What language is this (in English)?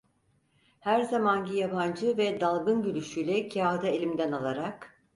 Turkish